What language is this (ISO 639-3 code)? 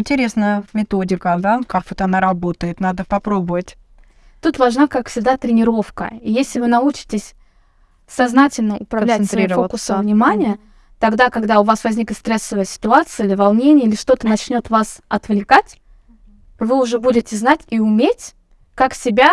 rus